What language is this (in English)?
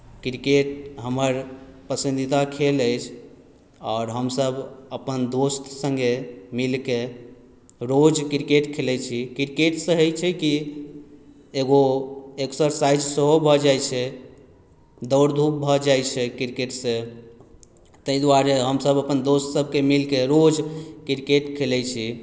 Maithili